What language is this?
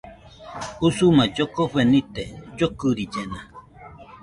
Nüpode Huitoto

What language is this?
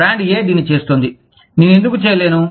Telugu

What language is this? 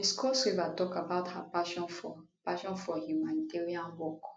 Nigerian Pidgin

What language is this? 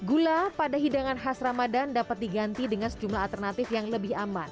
Indonesian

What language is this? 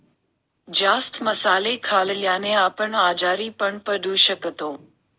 Marathi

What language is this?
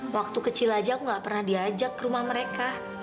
Indonesian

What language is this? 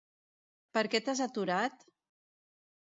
Catalan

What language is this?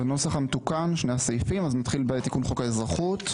Hebrew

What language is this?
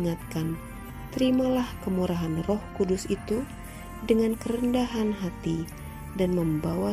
Indonesian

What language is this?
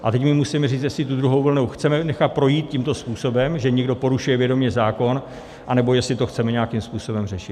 Czech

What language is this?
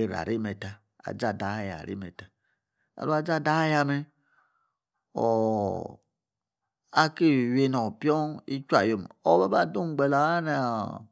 Yace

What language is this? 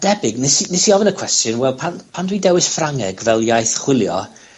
Welsh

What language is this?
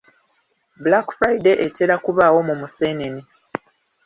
Ganda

